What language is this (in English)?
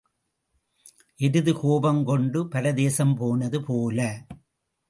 Tamil